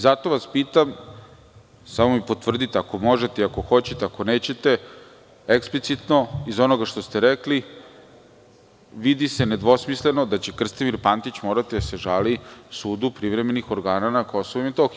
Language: Serbian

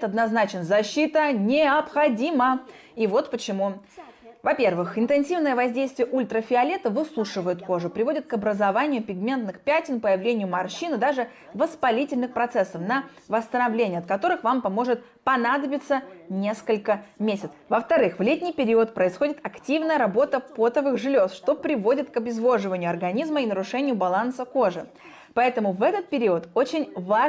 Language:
Russian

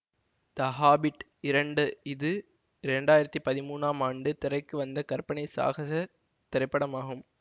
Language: Tamil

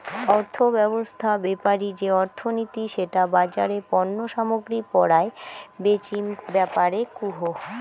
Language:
Bangla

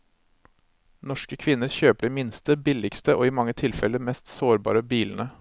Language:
Norwegian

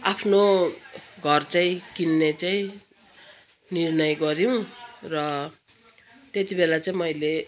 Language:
Nepali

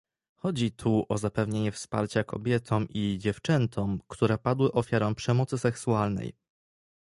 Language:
Polish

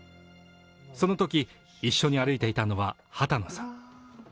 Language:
Japanese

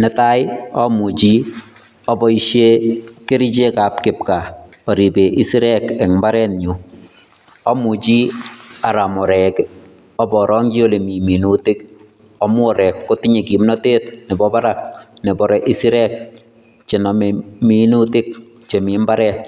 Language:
Kalenjin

